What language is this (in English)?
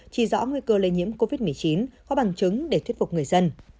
Vietnamese